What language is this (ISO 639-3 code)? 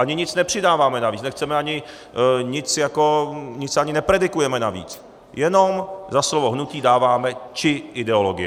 ces